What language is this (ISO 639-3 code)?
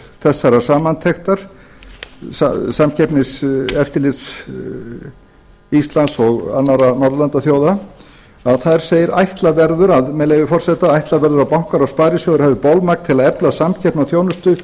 isl